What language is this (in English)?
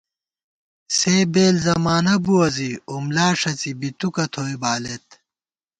Gawar-Bati